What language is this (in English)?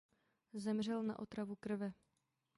Czech